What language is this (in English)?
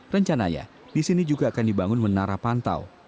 Indonesian